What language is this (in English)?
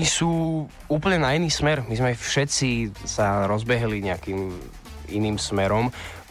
Slovak